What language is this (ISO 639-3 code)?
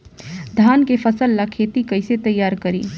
bho